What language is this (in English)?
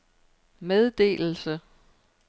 Danish